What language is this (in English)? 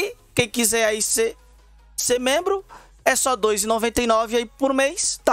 Portuguese